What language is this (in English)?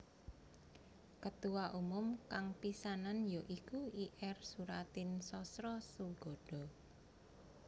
Javanese